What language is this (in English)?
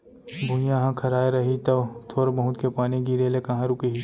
Chhattisgarhi